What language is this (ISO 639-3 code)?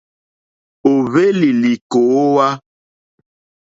bri